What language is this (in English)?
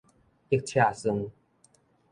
Min Nan Chinese